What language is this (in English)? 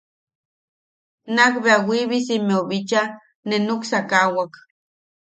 Yaqui